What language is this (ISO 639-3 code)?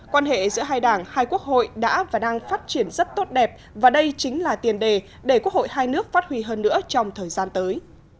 vie